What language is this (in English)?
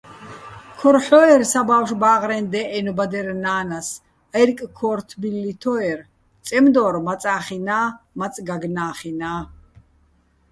Bats